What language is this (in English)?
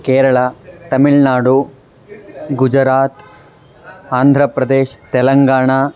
Sanskrit